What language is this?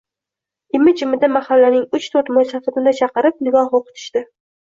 Uzbek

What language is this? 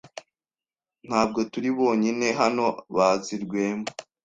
Kinyarwanda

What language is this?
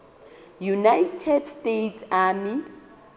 Southern Sotho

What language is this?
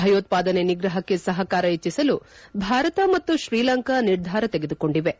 Kannada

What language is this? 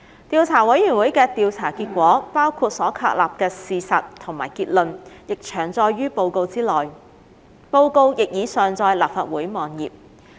Cantonese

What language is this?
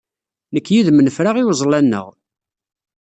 Kabyle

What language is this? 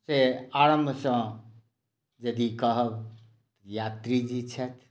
Maithili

